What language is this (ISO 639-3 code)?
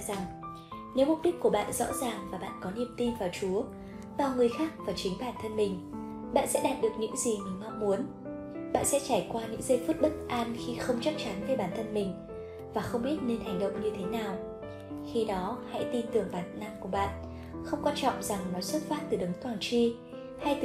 vie